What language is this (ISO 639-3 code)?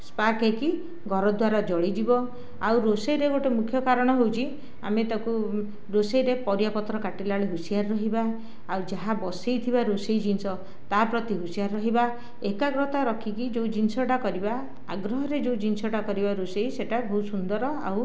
ori